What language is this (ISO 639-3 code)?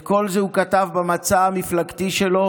heb